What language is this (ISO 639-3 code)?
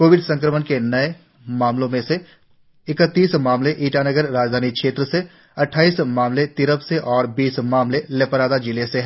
hin